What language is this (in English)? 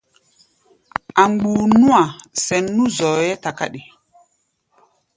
Gbaya